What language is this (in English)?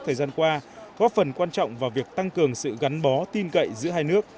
Vietnamese